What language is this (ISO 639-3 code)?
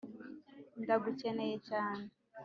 kin